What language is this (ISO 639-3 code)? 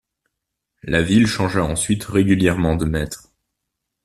fra